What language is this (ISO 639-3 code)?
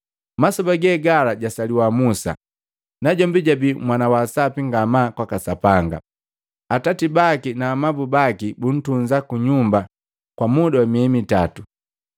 mgv